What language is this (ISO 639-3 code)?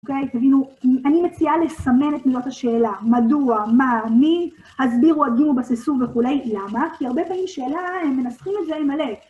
heb